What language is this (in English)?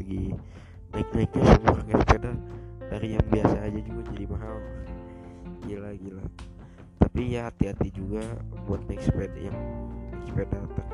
Indonesian